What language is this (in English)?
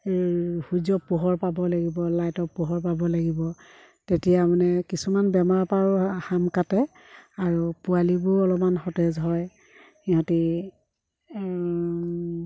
Assamese